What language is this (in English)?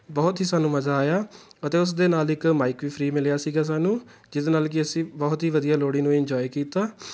Punjabi